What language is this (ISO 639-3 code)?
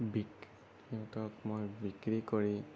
asm